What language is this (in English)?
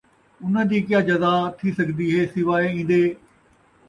Saraiki